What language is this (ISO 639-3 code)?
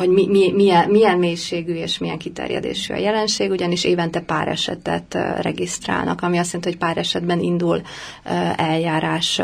hun